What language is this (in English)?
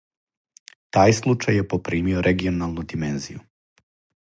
Serbian